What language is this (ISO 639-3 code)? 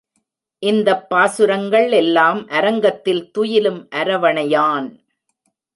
tam